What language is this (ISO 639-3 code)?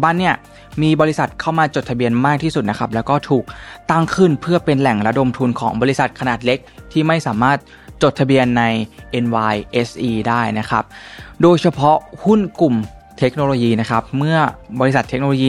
tha